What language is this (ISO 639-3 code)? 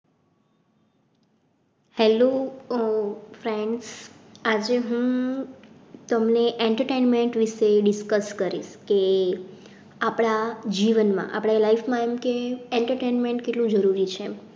guj